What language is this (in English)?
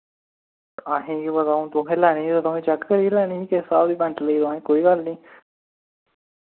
Dogri